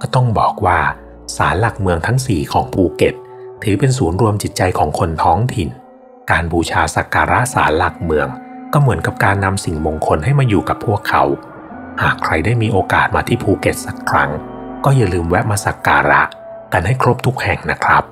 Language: Thai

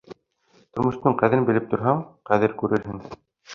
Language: Bashkir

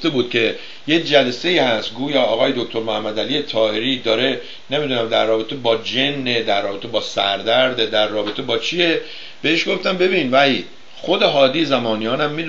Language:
Persian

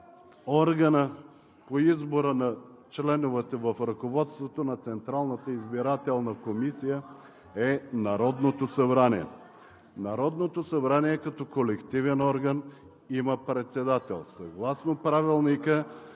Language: Bulgarian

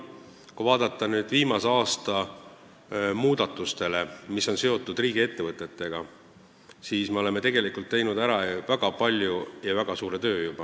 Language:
Estonian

